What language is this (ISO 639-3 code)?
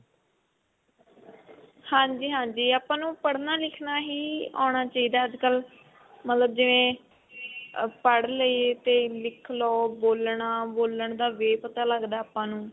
pan